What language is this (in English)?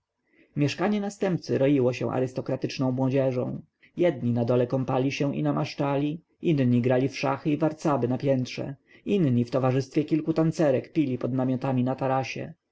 Polish